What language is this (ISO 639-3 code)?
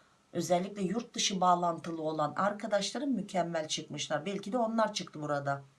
tur